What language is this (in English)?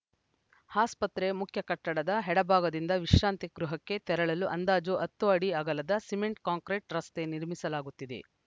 Kannada